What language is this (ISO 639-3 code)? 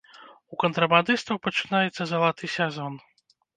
bel